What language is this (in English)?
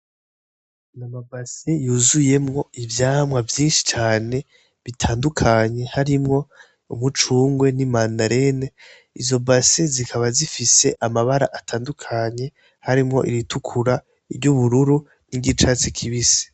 Rundi